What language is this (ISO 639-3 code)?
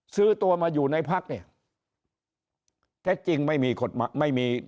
tha